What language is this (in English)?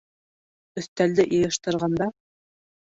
Bashkir